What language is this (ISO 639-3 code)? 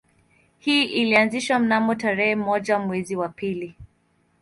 swa